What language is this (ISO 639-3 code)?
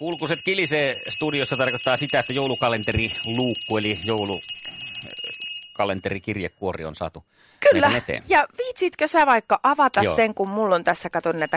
fin